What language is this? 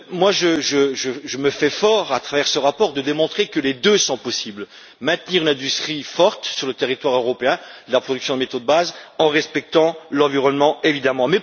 French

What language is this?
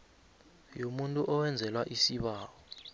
South Ndebele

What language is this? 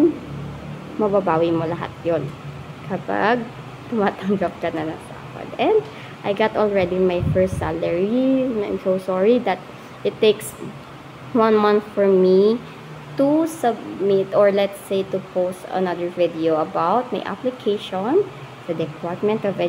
Filipino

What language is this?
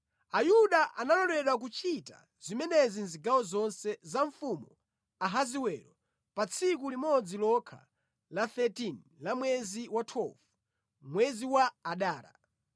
Nyanja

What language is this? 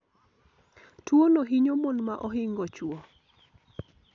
Luo (Kenya and Tanzania)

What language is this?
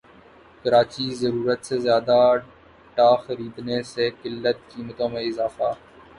Urdu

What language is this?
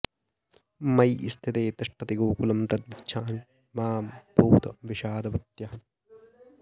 Sanskrit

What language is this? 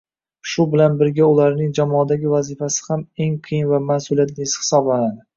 Uzbek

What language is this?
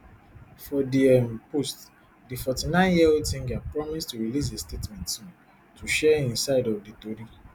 Nigerian Pidgin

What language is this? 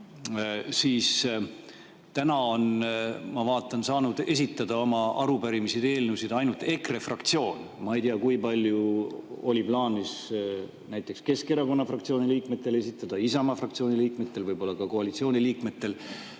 Estonian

